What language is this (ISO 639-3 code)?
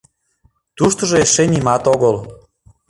chm